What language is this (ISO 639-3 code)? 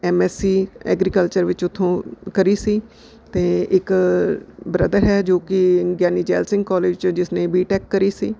pan